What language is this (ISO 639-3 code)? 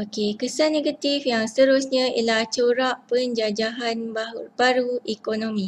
msa